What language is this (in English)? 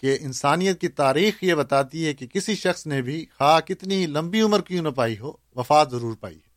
Urdu